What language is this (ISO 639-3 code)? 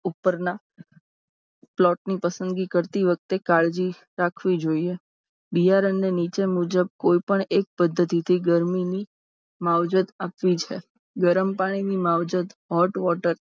guj